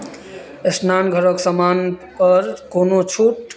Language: Maithili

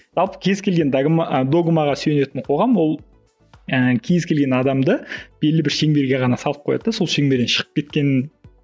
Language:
Kazakh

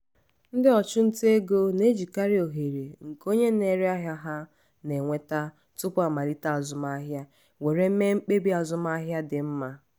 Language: Igbo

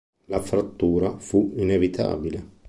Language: Italian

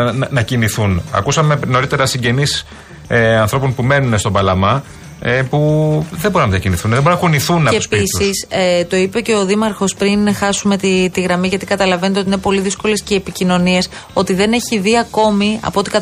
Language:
Greek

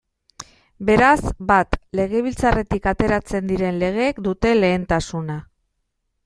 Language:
Basque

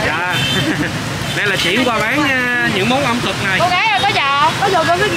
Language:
Vietnamese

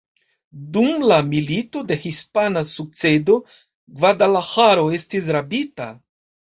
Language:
Esperanto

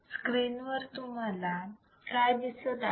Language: Marathi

